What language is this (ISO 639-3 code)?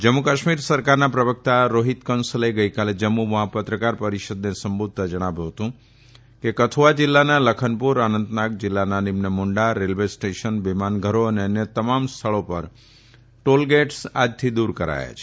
guj